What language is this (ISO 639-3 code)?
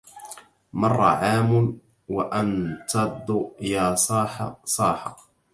ara